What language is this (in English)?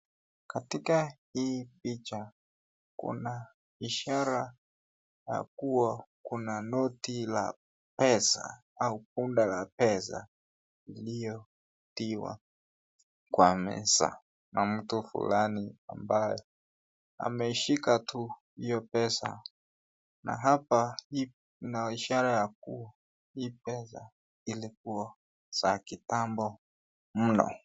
Swahili